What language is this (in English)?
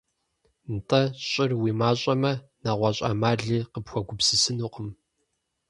Kabardian